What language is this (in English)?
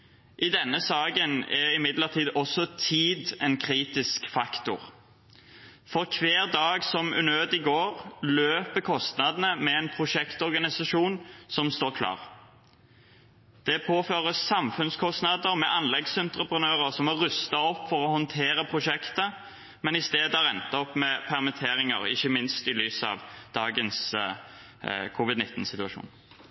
Norwegian Bokmål